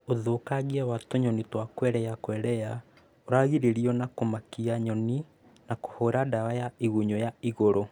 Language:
Kikuyu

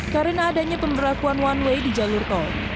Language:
Indonesian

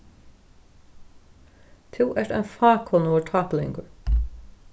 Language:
Faroese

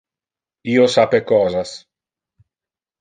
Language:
Interlingua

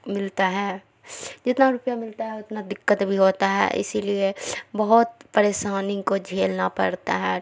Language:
Urdu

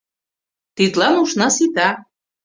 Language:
Mari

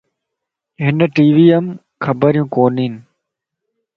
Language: Lasi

